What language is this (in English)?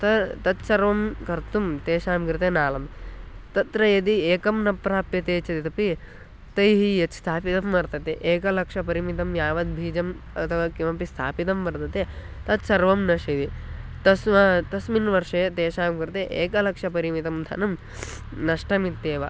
Sanskrit